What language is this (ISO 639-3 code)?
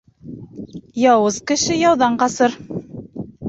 bak